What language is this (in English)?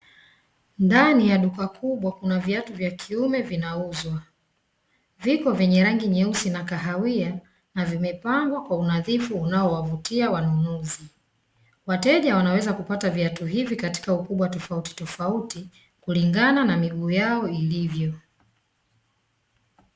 Swahili